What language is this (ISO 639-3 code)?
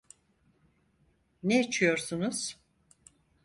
tur